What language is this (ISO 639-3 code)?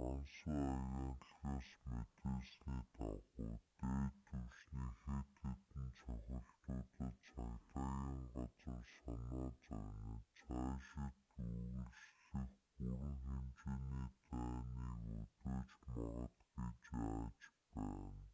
mon